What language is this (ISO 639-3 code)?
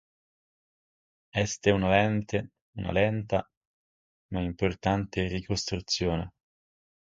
ita